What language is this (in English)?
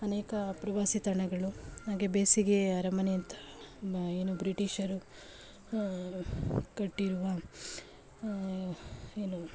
Kannada